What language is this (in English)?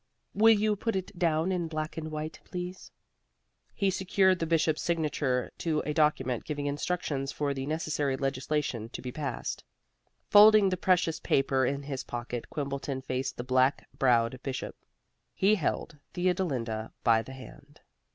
English